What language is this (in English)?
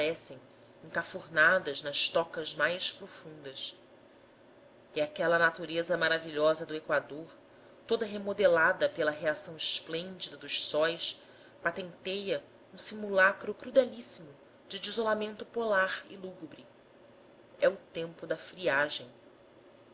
Portuguese